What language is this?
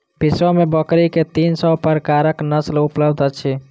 Maithili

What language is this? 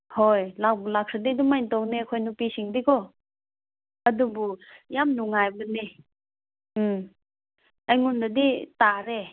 Manipuri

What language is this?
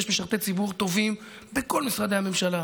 Hebrew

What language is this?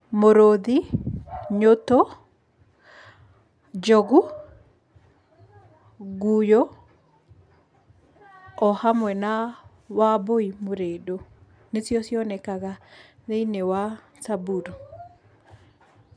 Kikuyu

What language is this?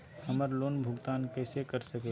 Magahi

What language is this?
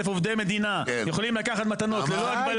Hebrew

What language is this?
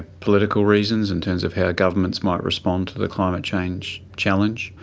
English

